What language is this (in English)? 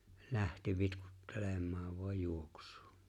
Finnish